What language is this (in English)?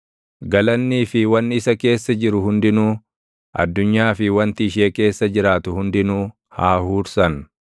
Oromo